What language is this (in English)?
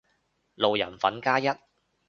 Cantonese